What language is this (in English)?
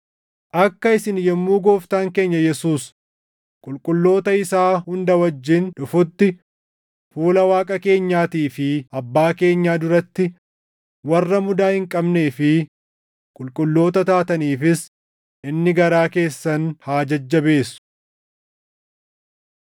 Oromo